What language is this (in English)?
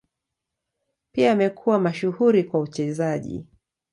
Swahili